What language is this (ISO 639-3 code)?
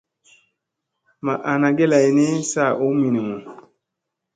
mse